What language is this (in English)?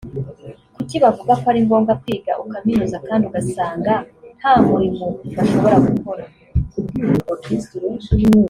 Kinyarwanda